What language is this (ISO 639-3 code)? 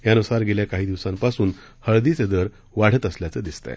mar